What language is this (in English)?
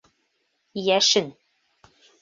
Bashkir